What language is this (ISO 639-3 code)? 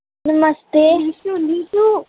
doi